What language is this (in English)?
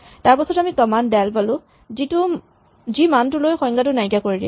Assamese